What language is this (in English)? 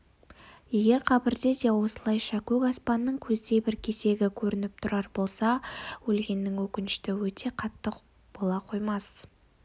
Kazakh